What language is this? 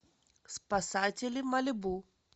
Russian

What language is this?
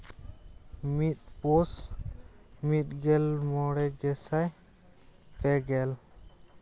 Santali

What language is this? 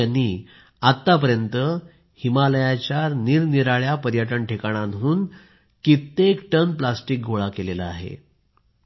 Marathi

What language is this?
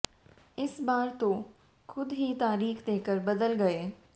Hindi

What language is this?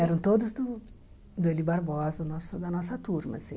Portuguese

